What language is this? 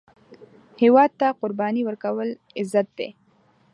Pashto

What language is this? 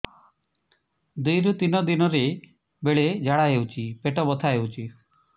Odia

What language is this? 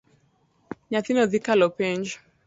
Luo (Kenya and Tanzania)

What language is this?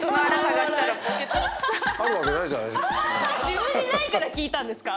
Japanese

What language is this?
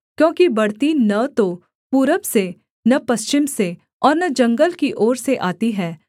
Hindi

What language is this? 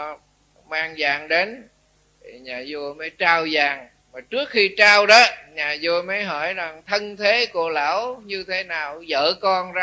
Vietnamese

